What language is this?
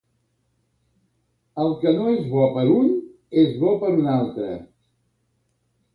Catalan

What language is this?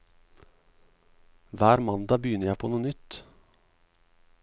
Norwegian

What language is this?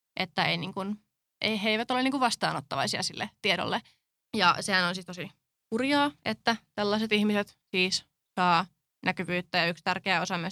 Finnish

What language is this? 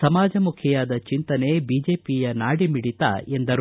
Kannada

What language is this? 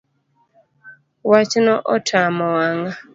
Luo (Kenya and Tanzania)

